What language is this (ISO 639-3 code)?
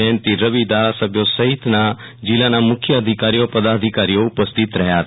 guj